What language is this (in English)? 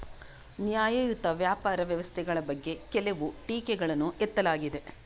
Kannada